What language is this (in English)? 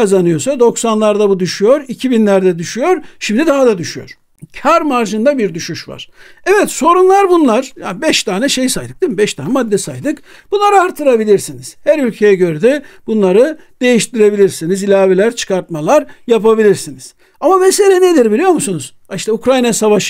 Turkish